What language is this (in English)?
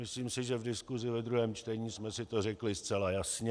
Czech